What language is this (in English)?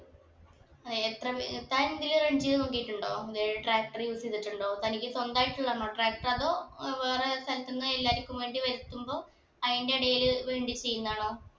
Malayalam